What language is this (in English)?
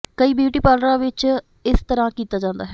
Punjabi